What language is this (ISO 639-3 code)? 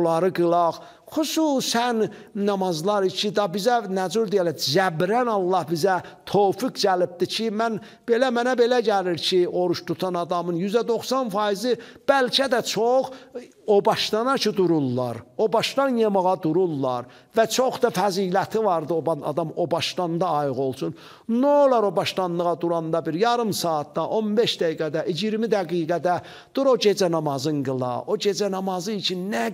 tur